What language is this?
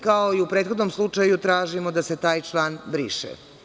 Serbian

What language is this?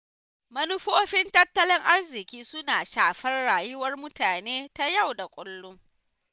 Hausa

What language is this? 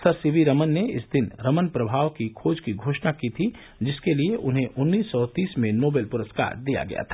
Hindi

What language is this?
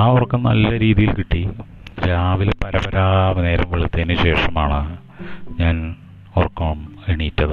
Malayalam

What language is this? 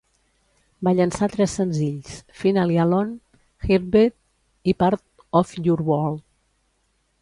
Catalan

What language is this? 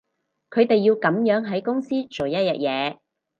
Cantonese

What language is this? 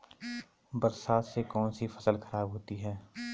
Hindi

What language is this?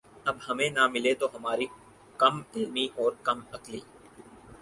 Urdu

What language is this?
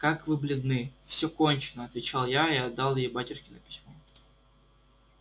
Russian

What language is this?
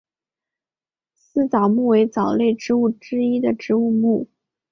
Chinese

